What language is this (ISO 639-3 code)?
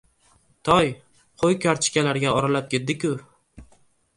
uzb